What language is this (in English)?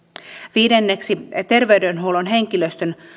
Finnish